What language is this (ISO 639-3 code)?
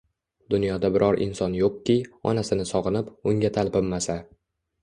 uzb